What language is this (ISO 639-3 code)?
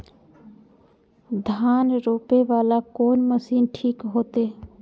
mai